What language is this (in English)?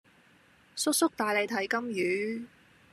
Cantonese